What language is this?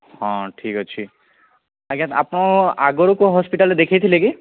Odia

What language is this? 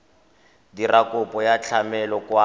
Tswana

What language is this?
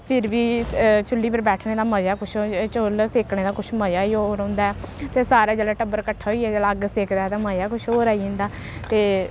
Dogri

